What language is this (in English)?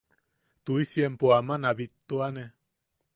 Yaqui